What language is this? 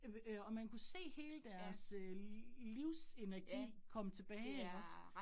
Danish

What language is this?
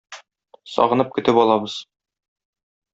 Tatar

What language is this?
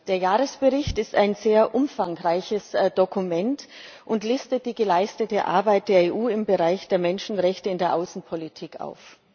German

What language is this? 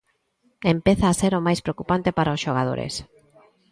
Galician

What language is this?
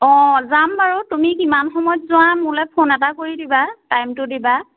Assamese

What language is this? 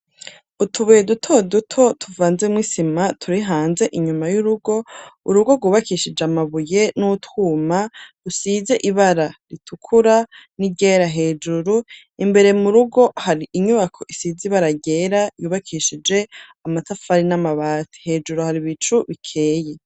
Rundi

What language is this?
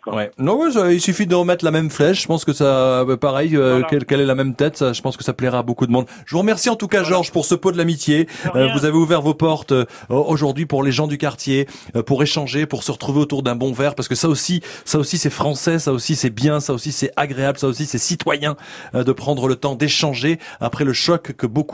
French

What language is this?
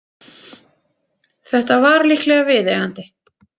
Icelandic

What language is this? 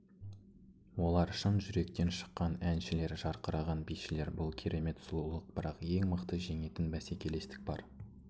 Kazakh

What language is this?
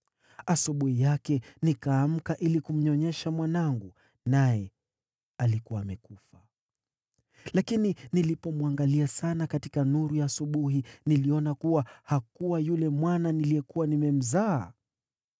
Swahili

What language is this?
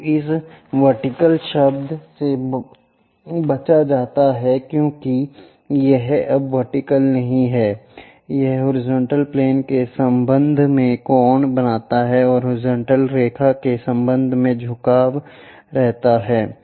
Hindi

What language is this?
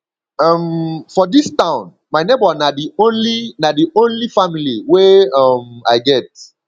Nigerian Pidgin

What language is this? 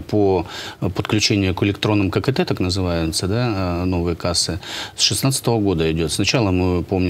Russian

